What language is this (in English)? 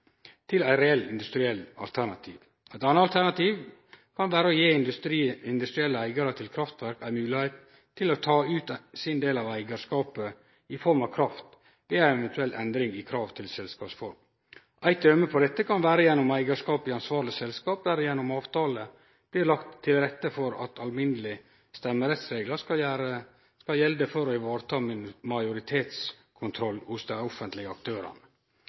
Norwegian Nynorsk